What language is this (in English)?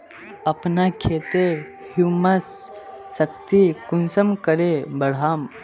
Magahi